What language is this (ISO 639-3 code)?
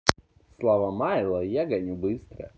rus